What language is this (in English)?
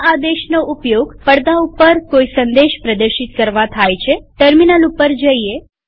Gujarati